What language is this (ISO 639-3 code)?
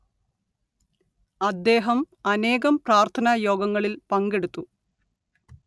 mal